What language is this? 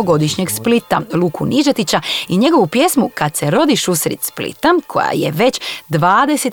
Croatian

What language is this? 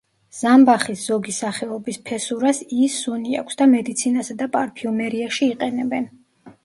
Georgian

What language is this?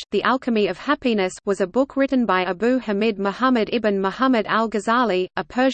English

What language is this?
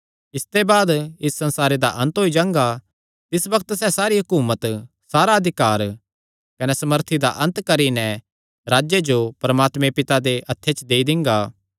Kangri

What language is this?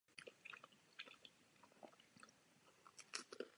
Czech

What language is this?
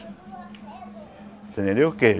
Portuguese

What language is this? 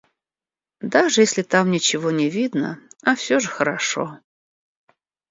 Russian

